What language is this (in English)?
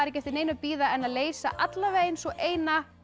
Icelandic